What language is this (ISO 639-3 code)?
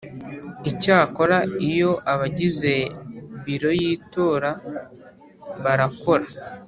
kin